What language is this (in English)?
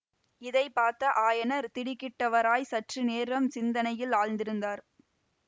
Tamil